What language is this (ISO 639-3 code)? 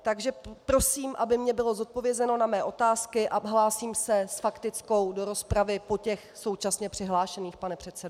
ces